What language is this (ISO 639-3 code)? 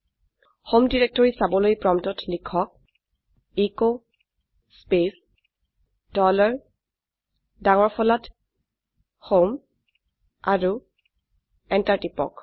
asm